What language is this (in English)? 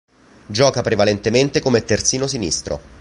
Italian